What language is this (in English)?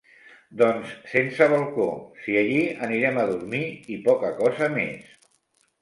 Catalan